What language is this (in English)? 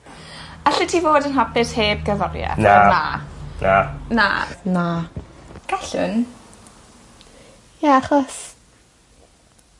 Welsh